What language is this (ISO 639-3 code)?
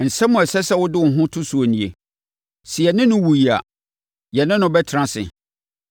aka